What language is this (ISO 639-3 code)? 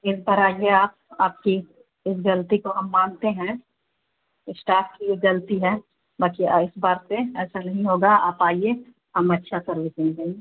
urd